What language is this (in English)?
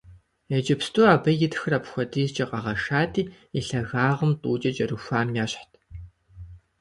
Kabardian